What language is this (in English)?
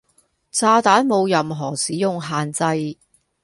Cantonese